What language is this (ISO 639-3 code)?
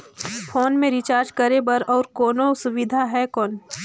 hne